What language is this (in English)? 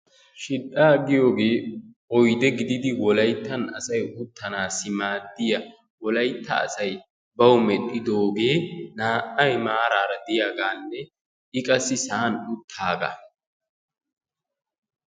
Wolaytta